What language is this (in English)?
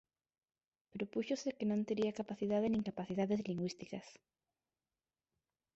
Galician